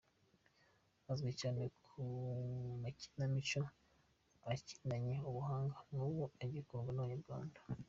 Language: Kinyarwanda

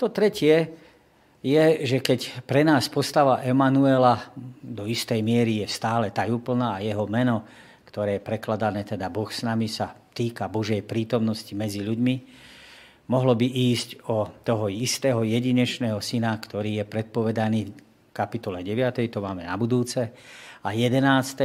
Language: Slovak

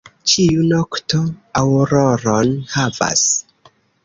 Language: Esperanto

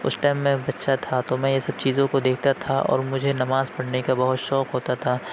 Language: Urdu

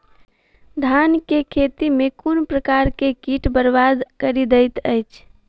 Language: Maithili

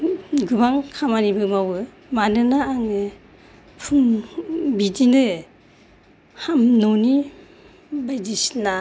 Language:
Bodo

